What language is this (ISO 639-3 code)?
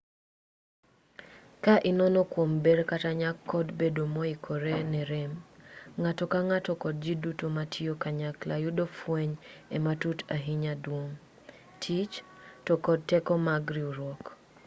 luo